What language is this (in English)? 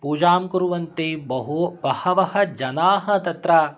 Sanskrit